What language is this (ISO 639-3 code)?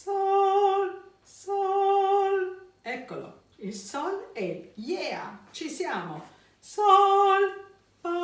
ita